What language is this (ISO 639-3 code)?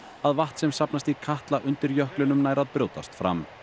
isl